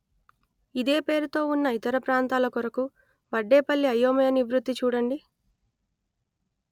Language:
Telugu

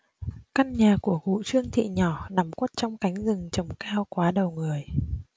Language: Vietnamese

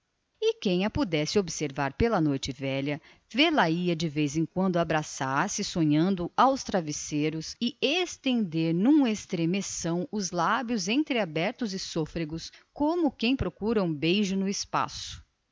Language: Portuguese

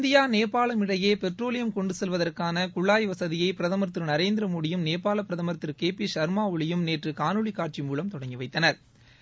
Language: Tamil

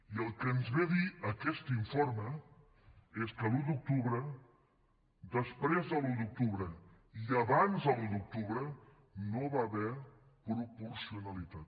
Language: Catalan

